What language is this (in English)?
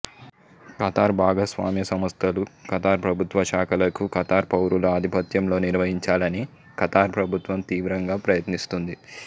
Telugu